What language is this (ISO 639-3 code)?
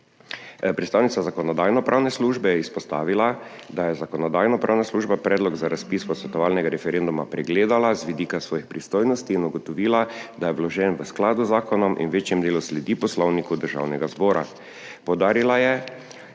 slv